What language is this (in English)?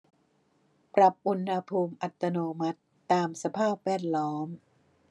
Thai